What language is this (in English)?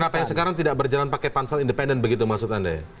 Indonesian